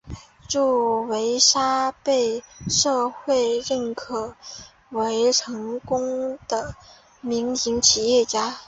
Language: Chinese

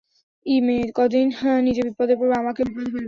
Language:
Bangla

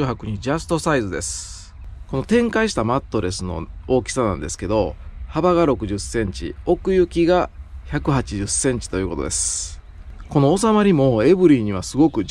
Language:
Japanese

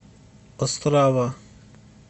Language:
Russian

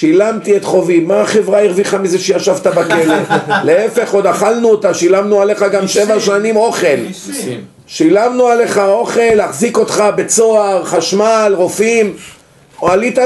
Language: Hebrew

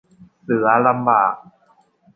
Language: Thai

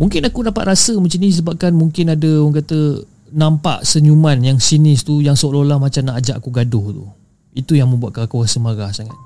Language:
Malay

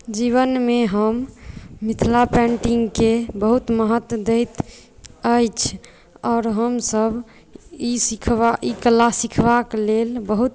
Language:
Maithili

